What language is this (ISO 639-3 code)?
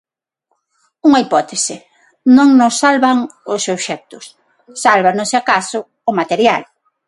glg